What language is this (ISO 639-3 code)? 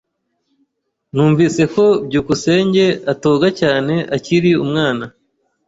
kin